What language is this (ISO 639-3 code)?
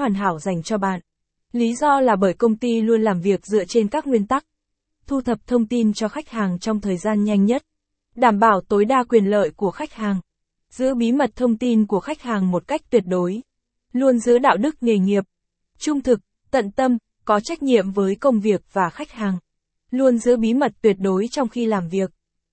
vie